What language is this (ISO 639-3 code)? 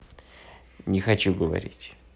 rus